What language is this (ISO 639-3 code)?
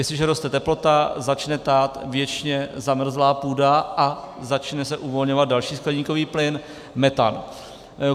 ces